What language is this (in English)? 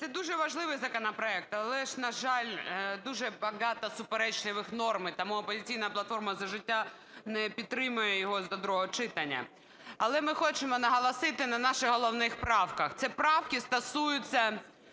Ukrainian